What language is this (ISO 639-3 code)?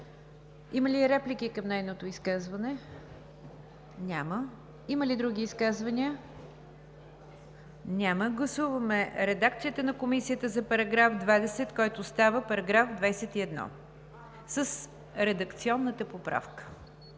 bul